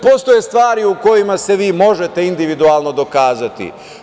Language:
Serbian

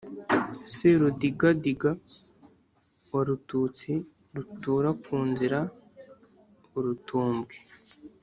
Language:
Kinyarwanda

